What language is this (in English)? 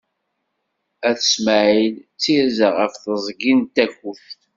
Kabyle